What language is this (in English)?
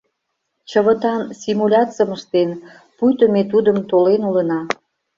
Mari